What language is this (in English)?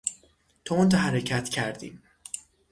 Persian